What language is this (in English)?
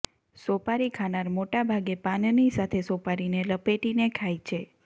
Gujarati